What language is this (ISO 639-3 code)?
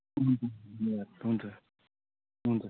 nep